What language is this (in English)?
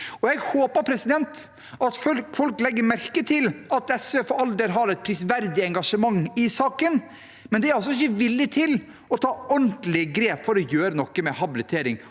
Norwegian